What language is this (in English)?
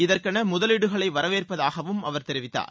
Tamil